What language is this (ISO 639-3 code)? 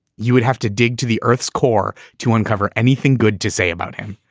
eng